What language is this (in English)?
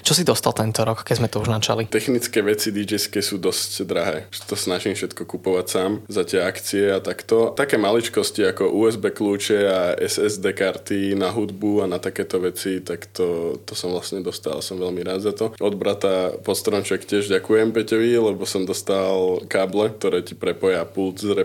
Slovak